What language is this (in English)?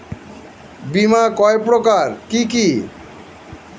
Bangla